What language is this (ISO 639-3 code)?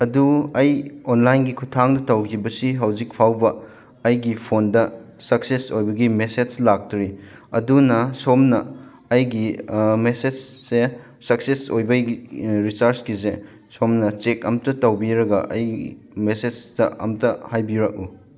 mni